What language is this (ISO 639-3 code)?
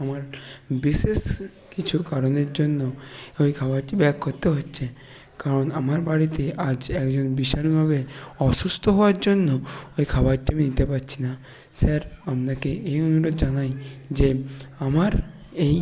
ben